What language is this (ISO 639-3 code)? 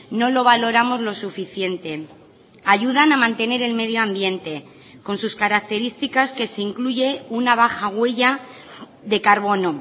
spa